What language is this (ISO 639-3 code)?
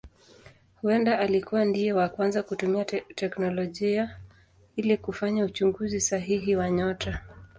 swa